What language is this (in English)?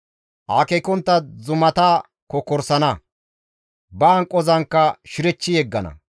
Gamo